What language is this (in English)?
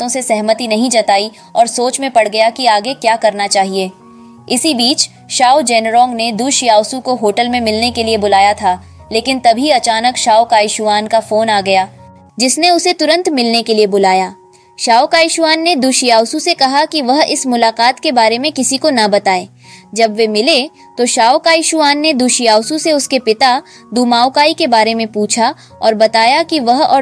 Hindi